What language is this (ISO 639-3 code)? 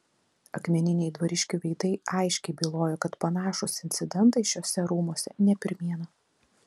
lit